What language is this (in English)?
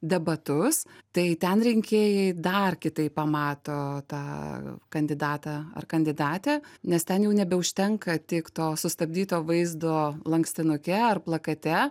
Lithuanian